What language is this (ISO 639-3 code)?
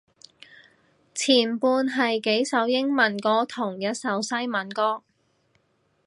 yue